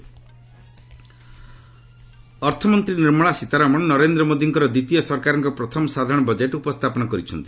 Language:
Odia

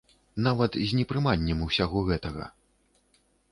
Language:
Belarusian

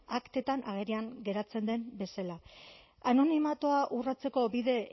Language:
Basque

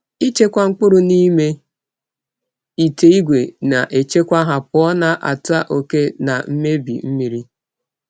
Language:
Igbo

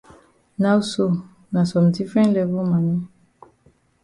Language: Cameroon Pidgin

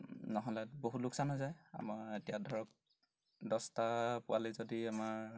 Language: Assamese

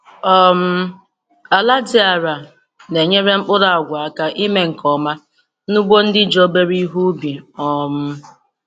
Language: Igbo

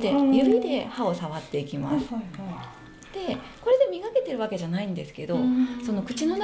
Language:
Japanese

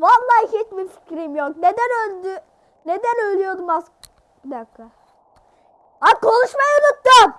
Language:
Turkish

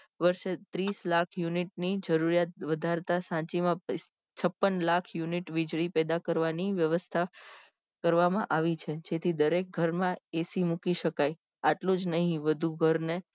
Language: Gujarati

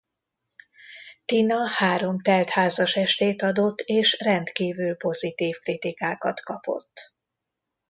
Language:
Hungarian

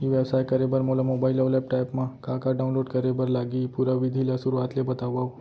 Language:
Chhattisgarhi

